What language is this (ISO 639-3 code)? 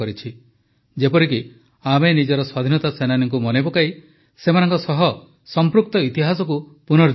ori